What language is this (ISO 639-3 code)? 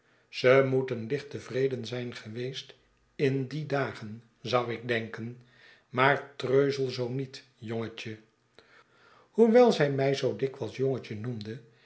nld